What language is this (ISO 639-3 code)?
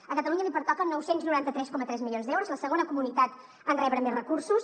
cat